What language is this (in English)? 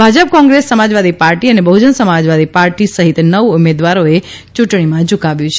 Gujarati